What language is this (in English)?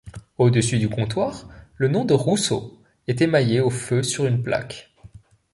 French